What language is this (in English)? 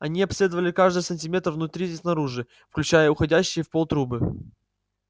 Russian